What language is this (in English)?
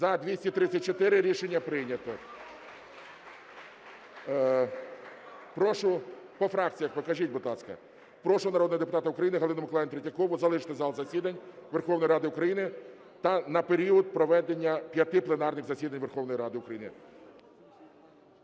Ukrainian